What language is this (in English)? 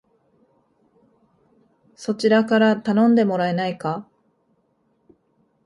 Japanese